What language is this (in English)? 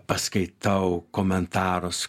Lithuanian